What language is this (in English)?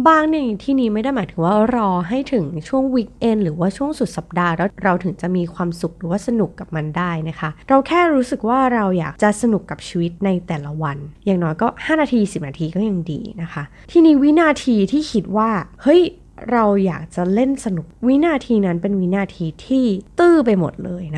Thai